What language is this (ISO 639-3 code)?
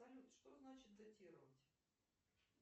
rus